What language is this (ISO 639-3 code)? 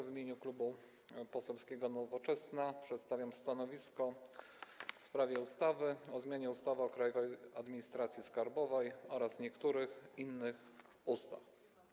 pol